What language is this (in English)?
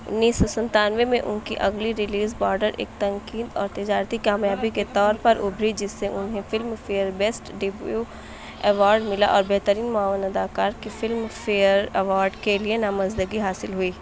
Urdu